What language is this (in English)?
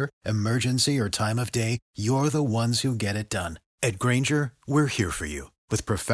Romanian